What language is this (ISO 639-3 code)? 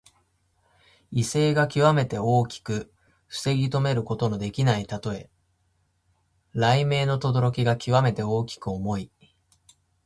jpn